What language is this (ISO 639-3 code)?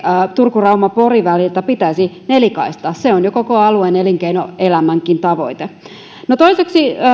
fin